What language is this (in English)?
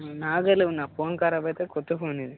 Telugu